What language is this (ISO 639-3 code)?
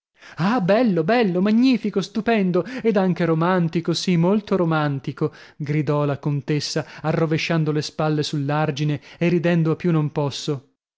ita